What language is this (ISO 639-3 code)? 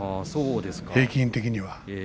jpn